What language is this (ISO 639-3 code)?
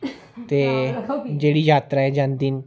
doi